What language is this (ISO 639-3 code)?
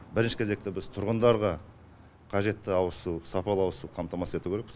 kaz